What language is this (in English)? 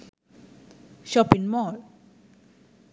Sinhala